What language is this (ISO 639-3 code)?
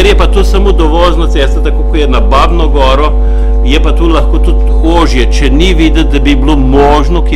bul